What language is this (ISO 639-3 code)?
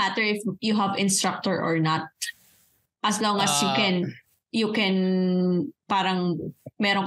fil